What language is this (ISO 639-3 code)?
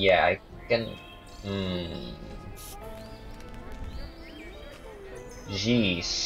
eng